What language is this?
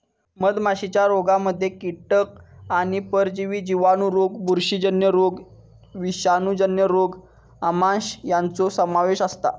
Marathi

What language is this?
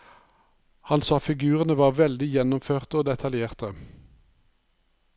Norwegian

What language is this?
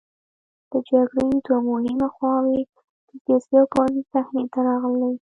Pashto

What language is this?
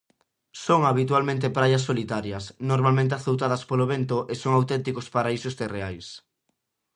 Galician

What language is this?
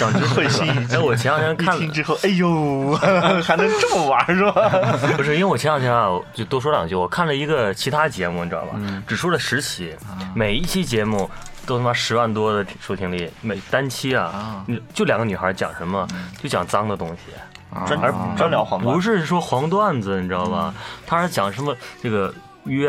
Chinese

